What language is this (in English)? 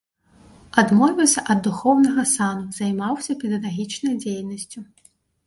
Belarusian